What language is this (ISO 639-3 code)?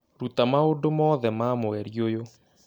kik